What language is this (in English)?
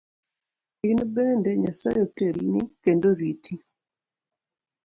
Luo (Kenya and Tanzania)